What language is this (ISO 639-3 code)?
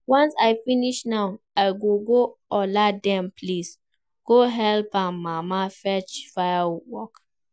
pcm